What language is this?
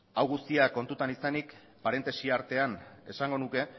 Basque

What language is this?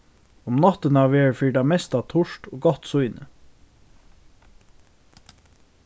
Faroese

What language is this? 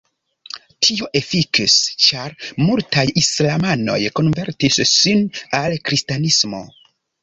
Esperanto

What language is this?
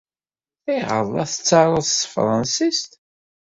Kabyle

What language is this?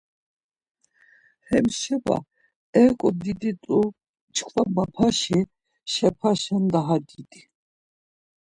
Laz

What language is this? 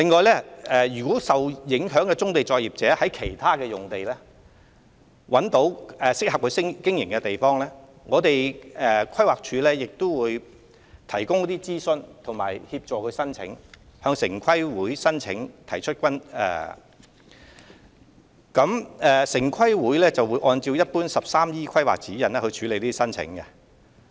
Cantonese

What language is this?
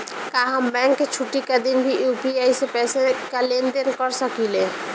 Bhojpuri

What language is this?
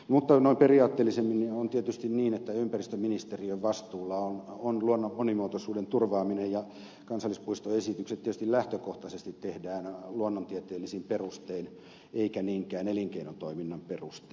Finnish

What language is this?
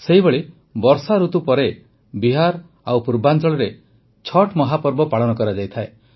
Odia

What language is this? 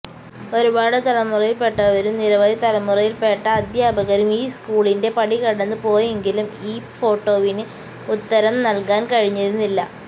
Malayalam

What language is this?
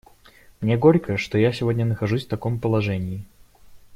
Russian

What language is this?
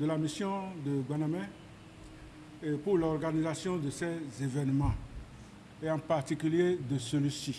French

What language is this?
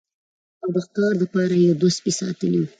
Pashto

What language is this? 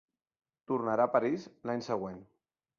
Catalan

